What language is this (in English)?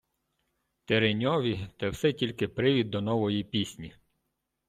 Ukrainian